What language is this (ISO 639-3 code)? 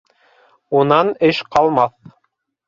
bak